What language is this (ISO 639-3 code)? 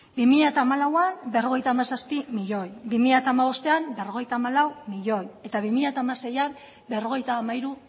eus